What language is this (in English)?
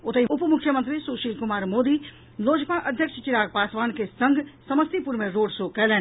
Maithili